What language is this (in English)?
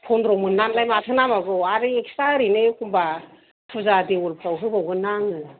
Bodo